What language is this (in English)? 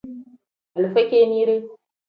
Tem